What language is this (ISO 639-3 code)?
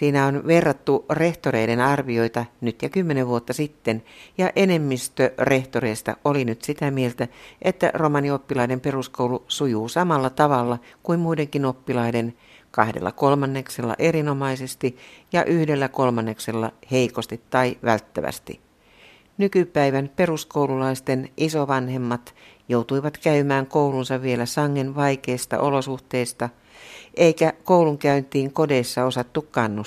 fin